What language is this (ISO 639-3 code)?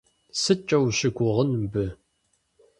kbd